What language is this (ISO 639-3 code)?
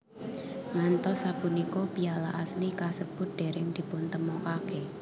jav